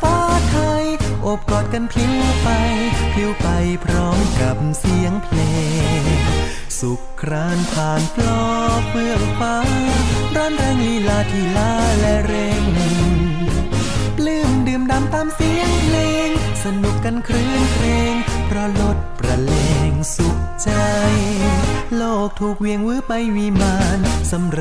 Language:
Thai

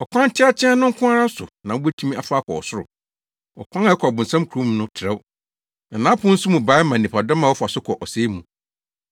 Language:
Akan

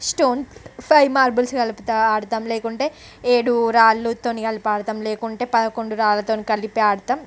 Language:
Telugu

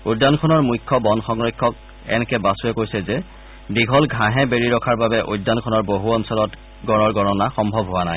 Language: Assamese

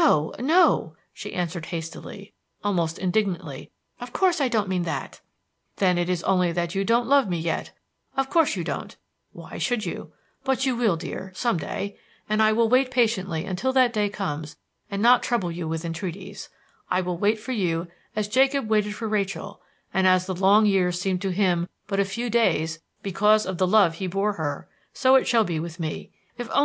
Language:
English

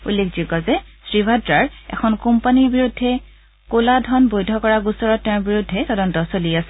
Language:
Assamese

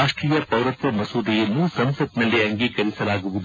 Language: Kannada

